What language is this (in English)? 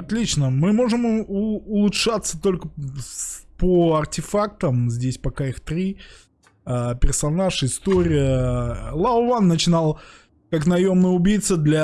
Russian